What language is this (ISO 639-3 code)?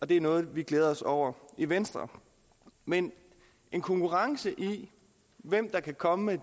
dan